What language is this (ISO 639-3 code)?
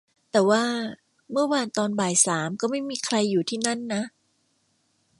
tha